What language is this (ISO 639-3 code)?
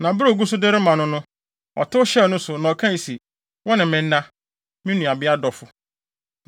aka